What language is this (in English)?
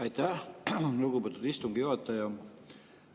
Estonian